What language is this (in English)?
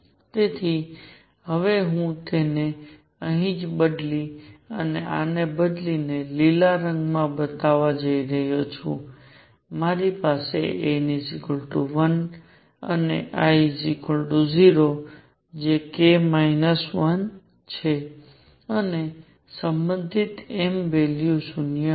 Gujarati